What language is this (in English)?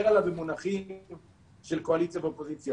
Hebrew